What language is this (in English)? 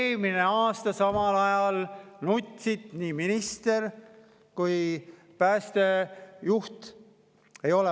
Estonian